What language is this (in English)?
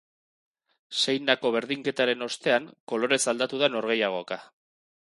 Basque